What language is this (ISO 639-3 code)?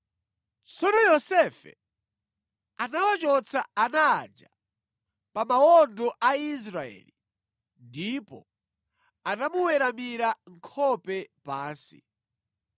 nya